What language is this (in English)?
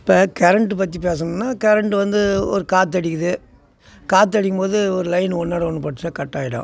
Tamil